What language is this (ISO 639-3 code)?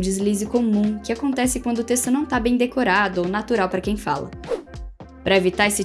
por